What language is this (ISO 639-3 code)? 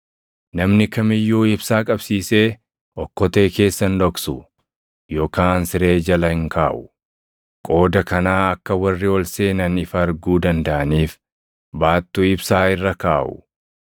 orm